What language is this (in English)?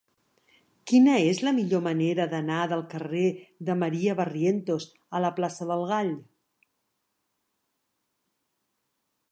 Catalan